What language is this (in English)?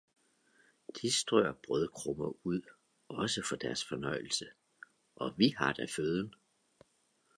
Danish